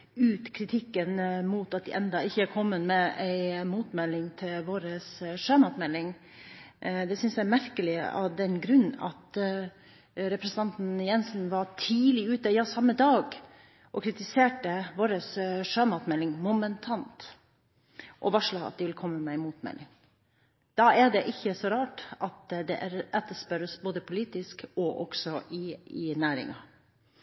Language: Norwegian Bokmål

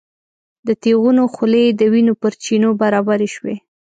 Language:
Pashto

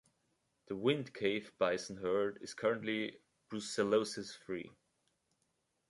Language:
English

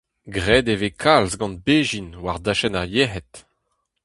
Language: Breton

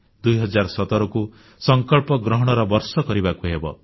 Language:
Odia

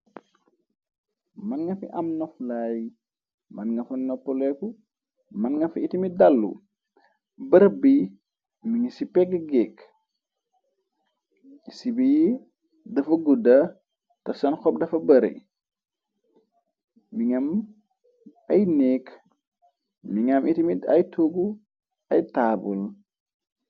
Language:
Wolof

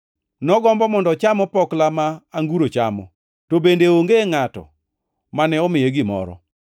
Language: Luo (Kenya and Tanzania)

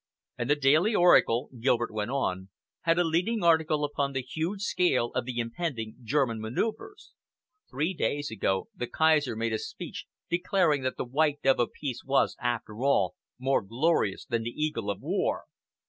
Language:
English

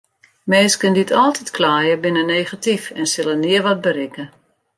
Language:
Western Frisian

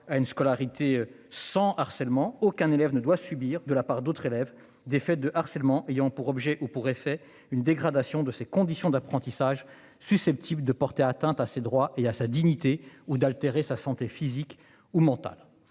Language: French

